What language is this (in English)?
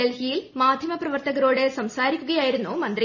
Malayalam